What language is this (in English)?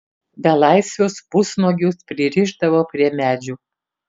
Lithuanian